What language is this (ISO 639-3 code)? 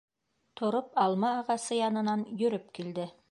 bak